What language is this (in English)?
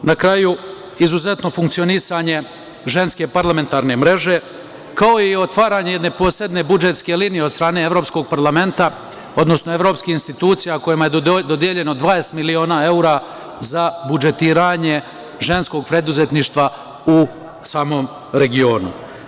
Serbian